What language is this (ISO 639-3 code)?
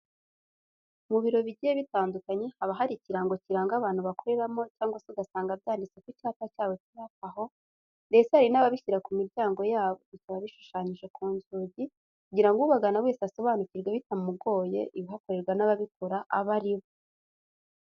kin